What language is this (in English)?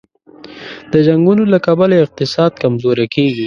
Pashto